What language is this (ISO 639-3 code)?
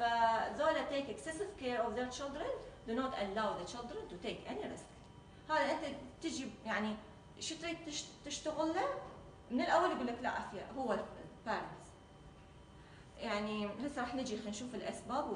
ara